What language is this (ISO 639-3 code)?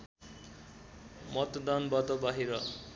nep